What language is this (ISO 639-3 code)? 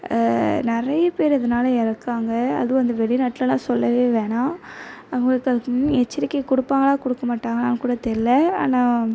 tam